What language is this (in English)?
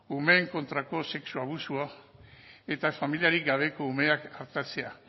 Basque